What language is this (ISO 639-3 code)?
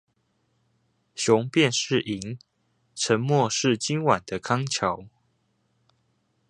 zho